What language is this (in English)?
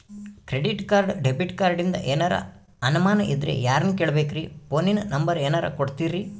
Kannada